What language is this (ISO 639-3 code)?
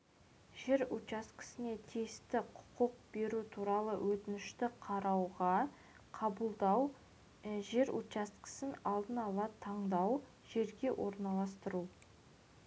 kaz